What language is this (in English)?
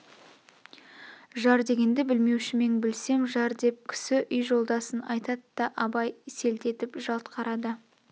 Kazakh